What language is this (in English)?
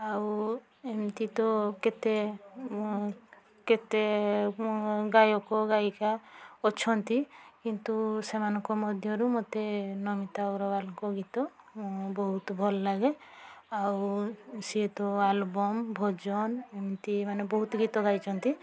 Odia